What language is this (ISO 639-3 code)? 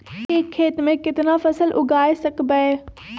mag